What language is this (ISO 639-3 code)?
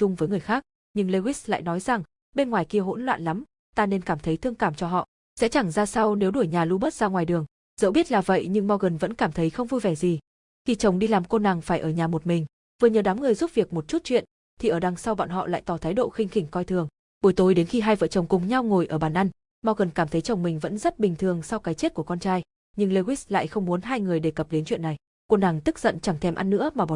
vie